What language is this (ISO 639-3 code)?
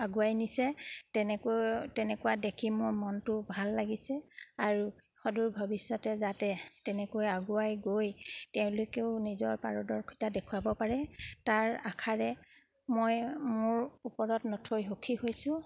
asm